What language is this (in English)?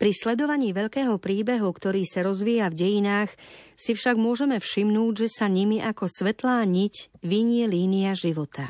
Slovak